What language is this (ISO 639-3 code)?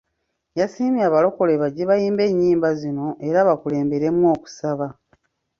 lug